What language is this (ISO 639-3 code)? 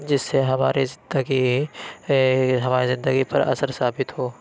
urd